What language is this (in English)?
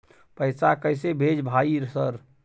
Maithili